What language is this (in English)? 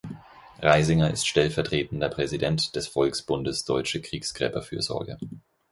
German